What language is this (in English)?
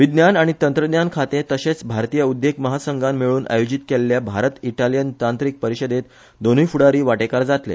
Konkani